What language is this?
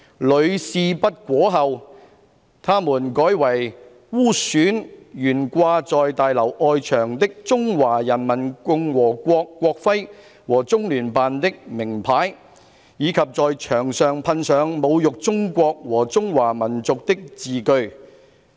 Cantonese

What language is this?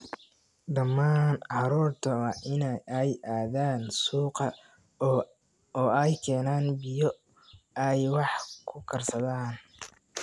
Somali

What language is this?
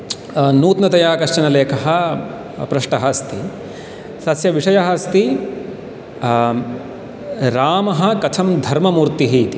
Sanskrit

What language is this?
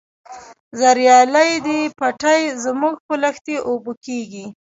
Pashto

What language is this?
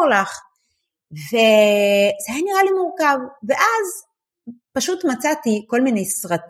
Hebrew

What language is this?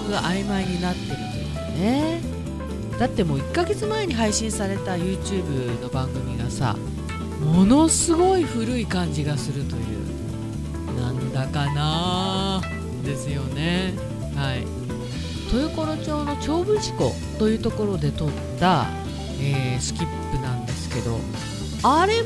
Japanese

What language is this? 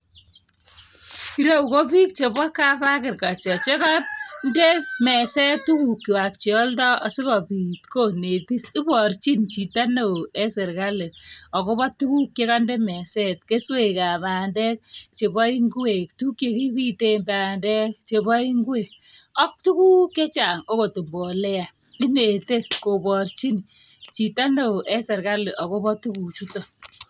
Kalenjin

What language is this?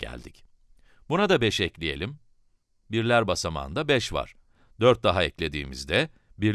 Turkish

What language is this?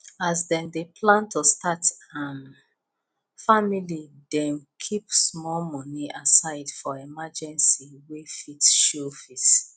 Nigerian Pidgin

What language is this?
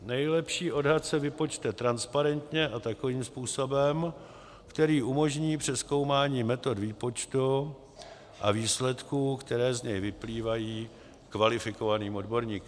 Czech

